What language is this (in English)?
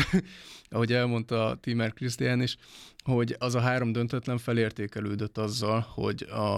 Hungarian